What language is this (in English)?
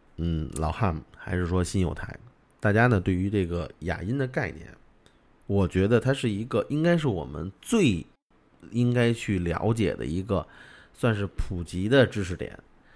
Chinese